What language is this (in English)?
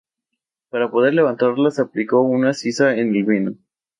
Spanish